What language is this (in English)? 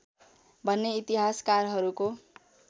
Nepali